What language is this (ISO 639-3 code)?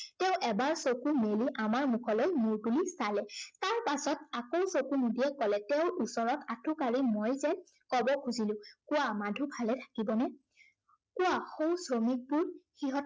asm